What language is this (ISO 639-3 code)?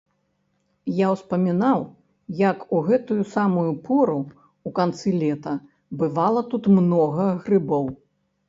bel